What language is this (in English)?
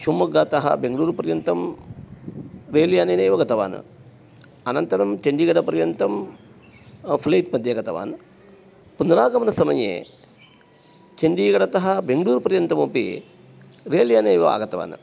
Sanskrit